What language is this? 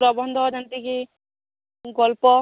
Odia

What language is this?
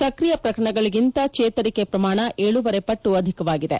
Kannada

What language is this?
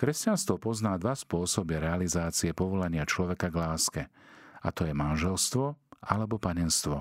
Slovak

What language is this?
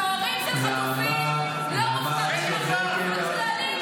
Hebrew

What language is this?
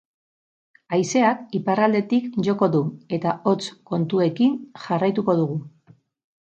Basque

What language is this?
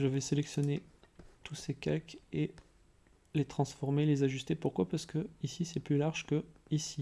French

